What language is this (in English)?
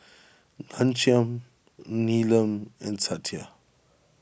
English